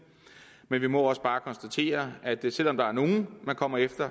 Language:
Danish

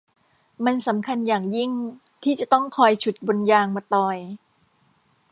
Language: Thai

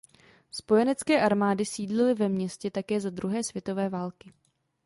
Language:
Czech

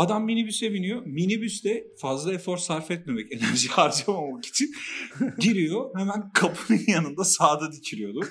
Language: Turkish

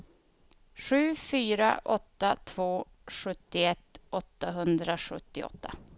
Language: Swedish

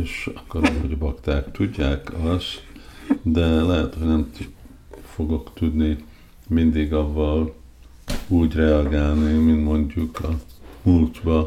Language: Hungarian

